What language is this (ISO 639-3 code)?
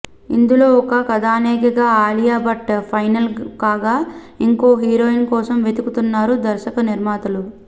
tel